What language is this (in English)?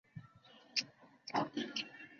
Chinese